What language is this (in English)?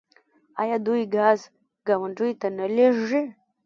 Pashto